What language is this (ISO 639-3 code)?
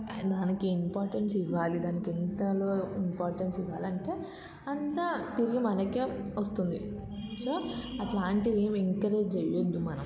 tel